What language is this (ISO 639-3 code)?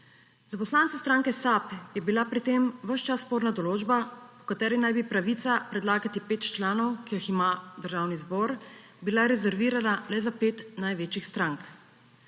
slv